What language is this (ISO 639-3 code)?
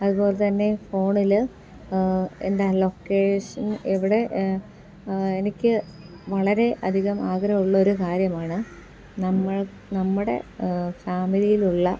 mal